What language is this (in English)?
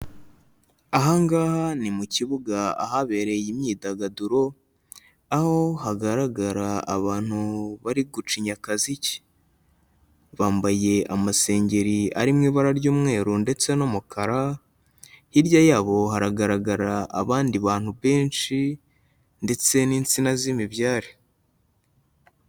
Kinyarwanda